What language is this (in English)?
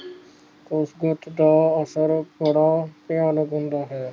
Punjabi